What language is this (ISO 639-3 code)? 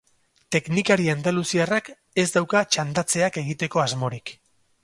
eus